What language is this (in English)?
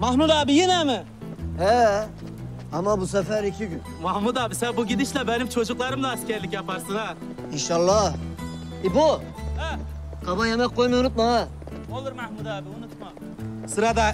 Turkish